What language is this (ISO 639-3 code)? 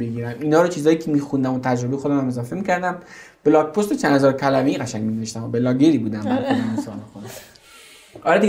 fas